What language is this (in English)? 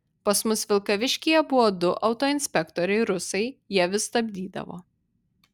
Lithuanian